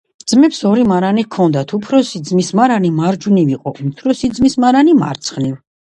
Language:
Georgian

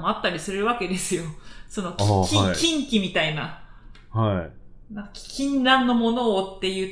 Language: Japanese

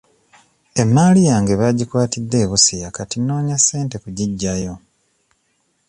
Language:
Ganda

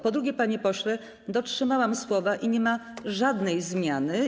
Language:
Polish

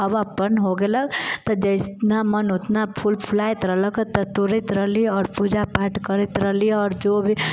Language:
Maithili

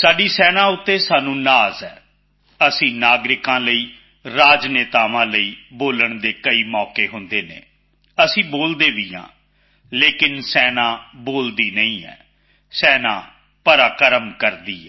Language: Punjabi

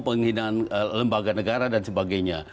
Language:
Indonesian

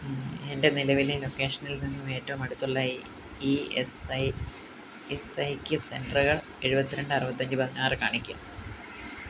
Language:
Malayalam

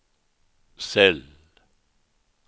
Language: Swedish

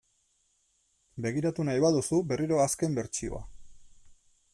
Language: Basque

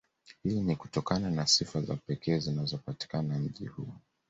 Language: Swahili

